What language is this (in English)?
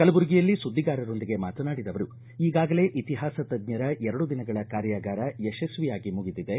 Kannada